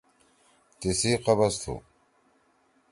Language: Torwali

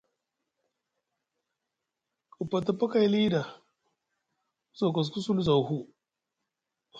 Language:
Musgu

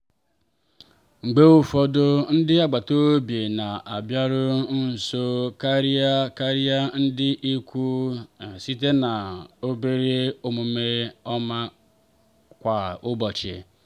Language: Igbo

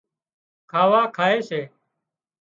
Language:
Wadiyara Koli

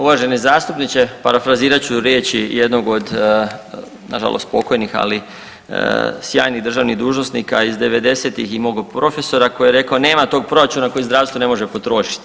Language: Croatian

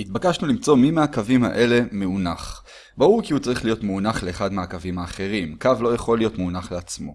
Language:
Hebrew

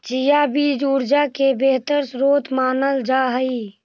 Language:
Magahi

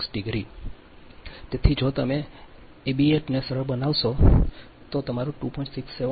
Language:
Gujarati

